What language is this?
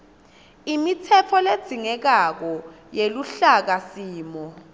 Swati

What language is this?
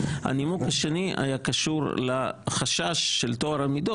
Hebrew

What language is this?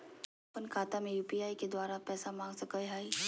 Magahi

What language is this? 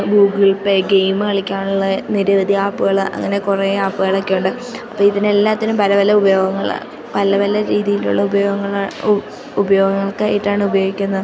Malayalam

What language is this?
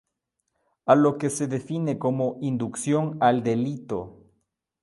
Spanish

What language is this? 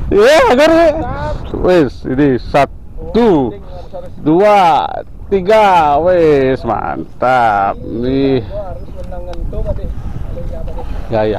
Indonesian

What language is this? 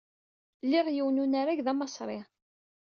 Kabyle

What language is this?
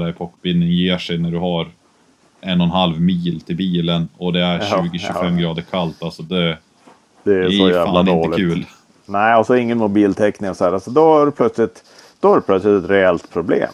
Swedish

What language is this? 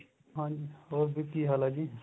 Punjabi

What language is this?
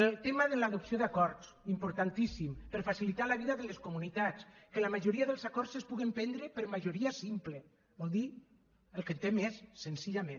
Catalan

